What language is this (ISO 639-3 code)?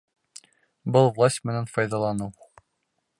bak